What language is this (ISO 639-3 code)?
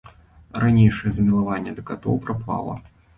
bel